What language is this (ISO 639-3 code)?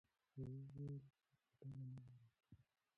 pus